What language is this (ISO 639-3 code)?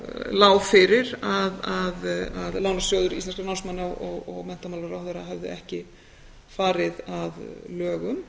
isl